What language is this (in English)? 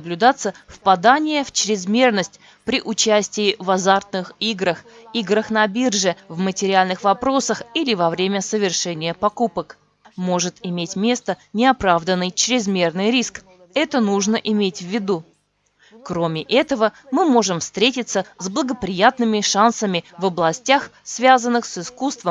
Russian